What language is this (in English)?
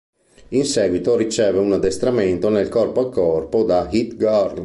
Italian